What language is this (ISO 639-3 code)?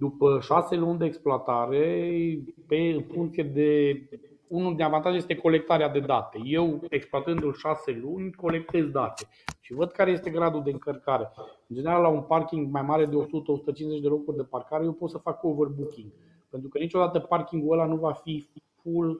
ron